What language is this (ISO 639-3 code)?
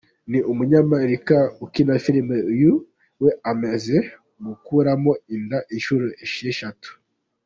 kin